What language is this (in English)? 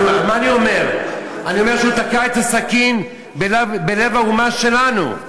Hebrew